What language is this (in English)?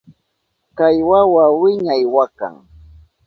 Southern Pastaza Quechua